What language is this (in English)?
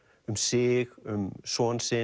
Icelandic